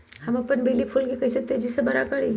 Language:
Magahi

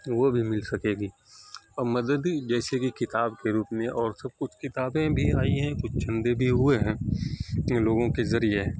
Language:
Urdu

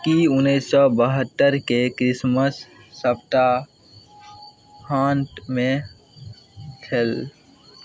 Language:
Maithili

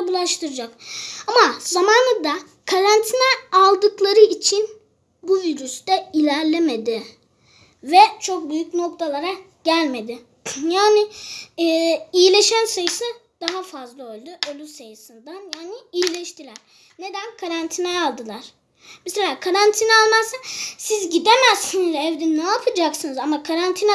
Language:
Turkish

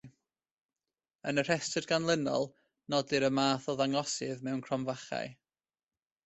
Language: Welsh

